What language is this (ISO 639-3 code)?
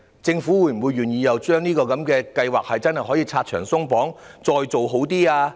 yue